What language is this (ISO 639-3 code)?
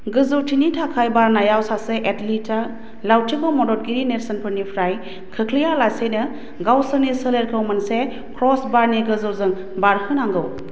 brx